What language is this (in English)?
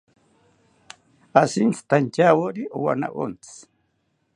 South Ucayali Ashéninka